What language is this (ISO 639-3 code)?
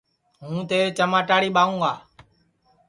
ssi